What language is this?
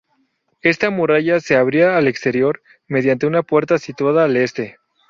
Spanish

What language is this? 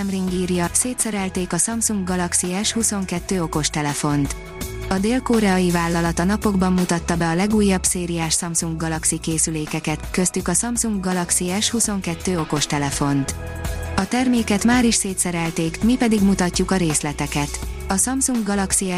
Hungarian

